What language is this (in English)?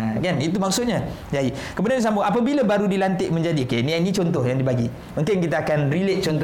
Malay